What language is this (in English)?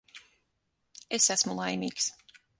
Latvian